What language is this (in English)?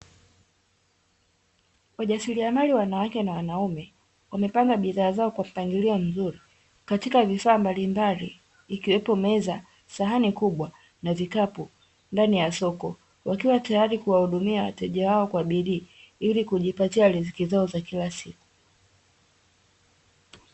Swahili